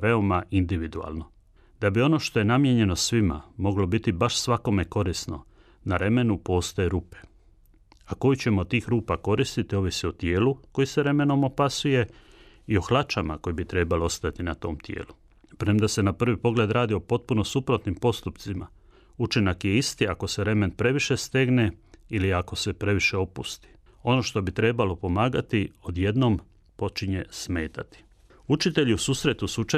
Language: Croatian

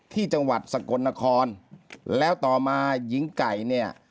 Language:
Thai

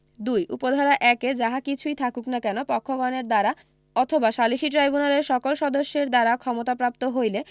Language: Bangla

